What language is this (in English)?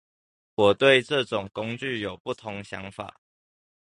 Chinese